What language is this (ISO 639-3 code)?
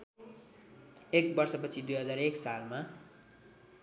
nep